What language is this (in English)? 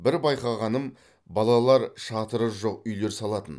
Kazakh